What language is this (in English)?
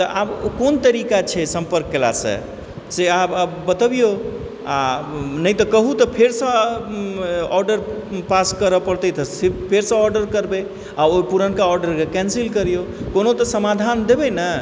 Maithili